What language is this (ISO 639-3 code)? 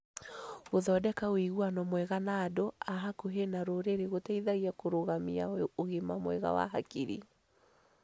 kik